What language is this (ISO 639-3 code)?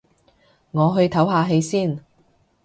yue